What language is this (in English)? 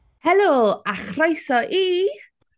Welsh